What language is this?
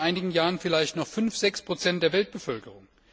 German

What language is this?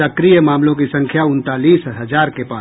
Hindi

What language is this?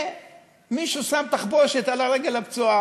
Hebrew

